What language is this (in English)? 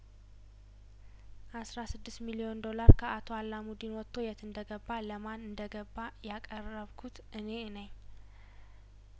Amharic